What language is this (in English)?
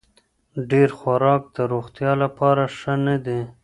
Pashto